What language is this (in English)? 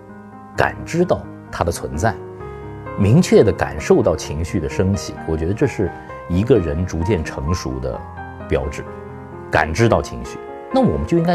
Chinese